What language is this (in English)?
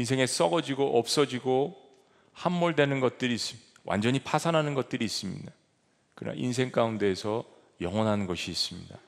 Korean